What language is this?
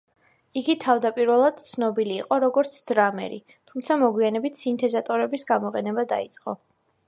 Georgian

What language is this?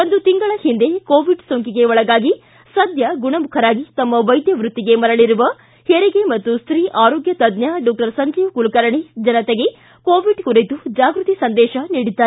Kannada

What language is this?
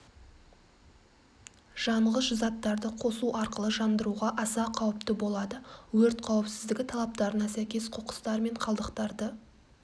Kazakh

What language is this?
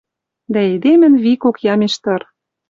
Western Mari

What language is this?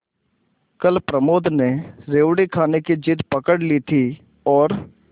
Hindi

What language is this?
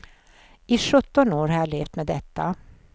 Swedish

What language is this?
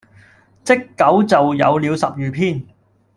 Cantonese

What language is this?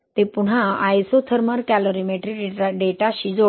Marathi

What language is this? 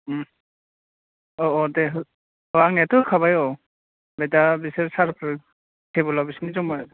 Bodo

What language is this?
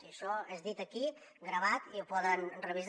Catalan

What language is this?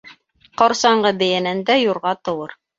Bashkir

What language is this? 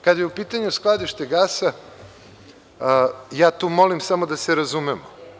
Serbian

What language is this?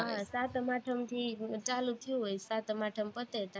Gujarati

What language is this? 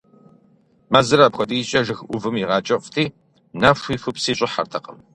Kabardian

